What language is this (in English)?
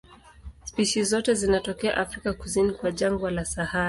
Swahili